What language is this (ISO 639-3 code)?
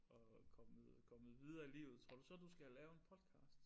dan